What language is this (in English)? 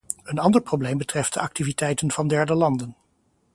Dutch